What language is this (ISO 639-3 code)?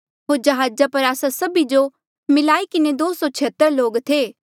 mjl